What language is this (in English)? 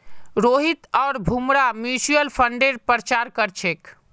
Magahi